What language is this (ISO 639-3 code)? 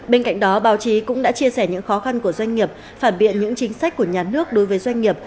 vie